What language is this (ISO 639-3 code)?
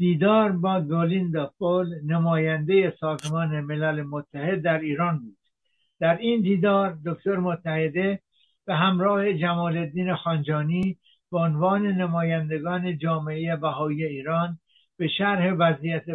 fas